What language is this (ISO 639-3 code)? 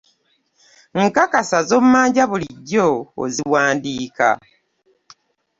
lug